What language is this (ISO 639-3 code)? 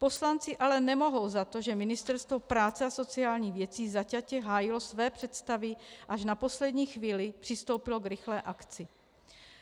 ces